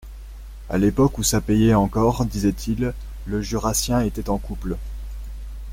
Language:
French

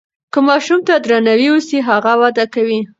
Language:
Pashto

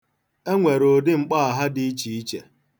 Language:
Igbo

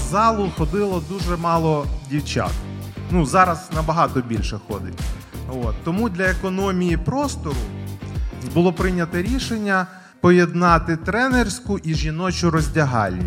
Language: Ukrainian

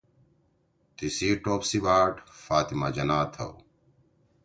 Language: Torwali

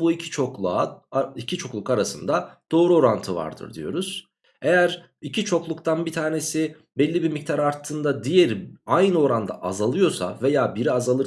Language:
Turkish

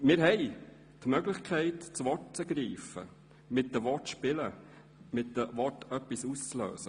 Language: Swiss German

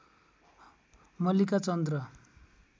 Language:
Nepali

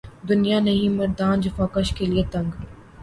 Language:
Urdu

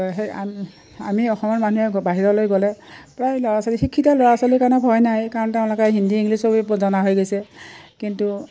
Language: Assamese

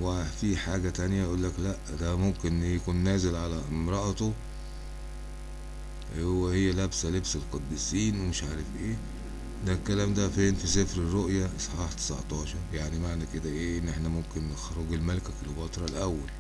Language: Arabic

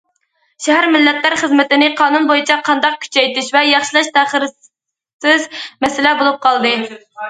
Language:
Uyghur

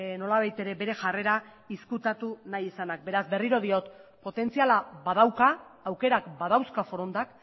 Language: Basque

